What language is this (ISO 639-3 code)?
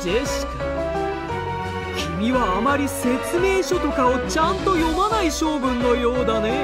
jpn